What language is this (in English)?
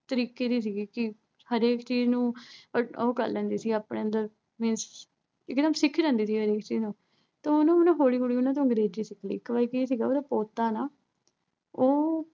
Punjabi